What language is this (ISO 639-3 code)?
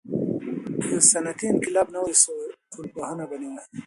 pus